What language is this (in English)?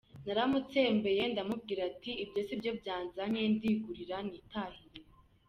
Kinyarwanda